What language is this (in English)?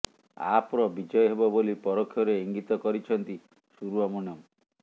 Odia